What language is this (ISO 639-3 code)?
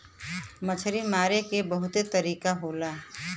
bho